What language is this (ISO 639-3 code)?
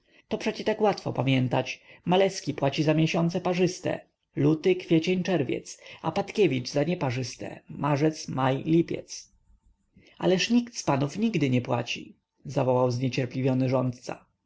pol